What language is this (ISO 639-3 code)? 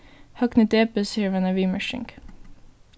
fao